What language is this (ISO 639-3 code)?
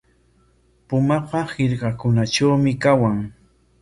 qwa